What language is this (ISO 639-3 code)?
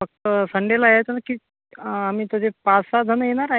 mar